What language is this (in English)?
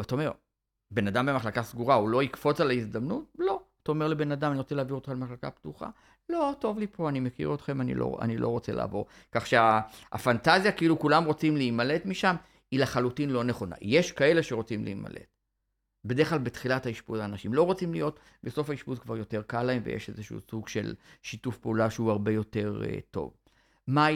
Hebrew